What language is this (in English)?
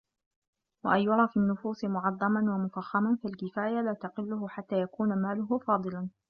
Arabic